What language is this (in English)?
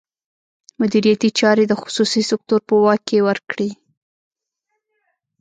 Pashto